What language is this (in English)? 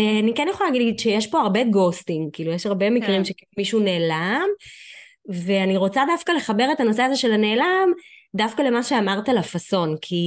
Hebrew